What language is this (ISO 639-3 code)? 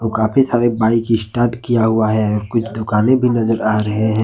hin